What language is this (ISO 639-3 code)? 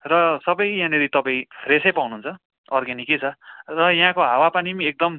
nep